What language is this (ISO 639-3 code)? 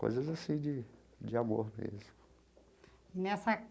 por